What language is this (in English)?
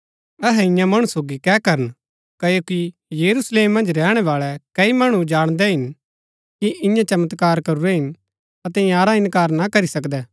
Gaddi